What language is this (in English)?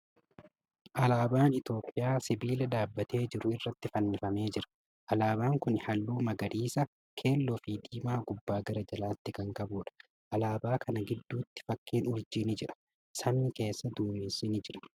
Oromo